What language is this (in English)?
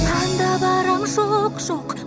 Kazakh